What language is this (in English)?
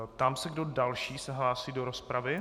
Czech